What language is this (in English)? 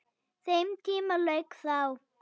Icelandic